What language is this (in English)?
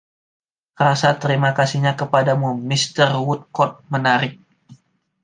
Indonesian